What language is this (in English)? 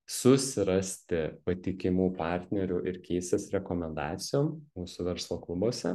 Lithuanian